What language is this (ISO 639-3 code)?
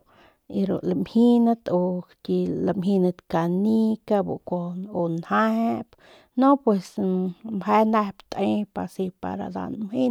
pmq